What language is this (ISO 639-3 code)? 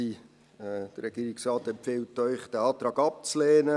gsw